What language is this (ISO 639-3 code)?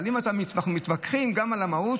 heb